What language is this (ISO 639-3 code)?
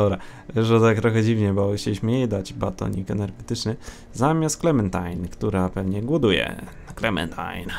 pol